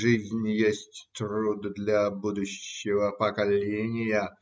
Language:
Russian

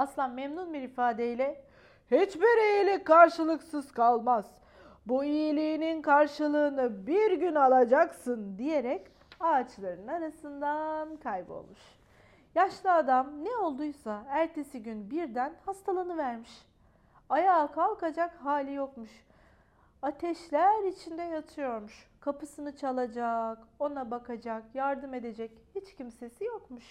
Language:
Turkish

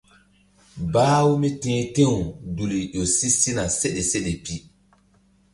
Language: Mbum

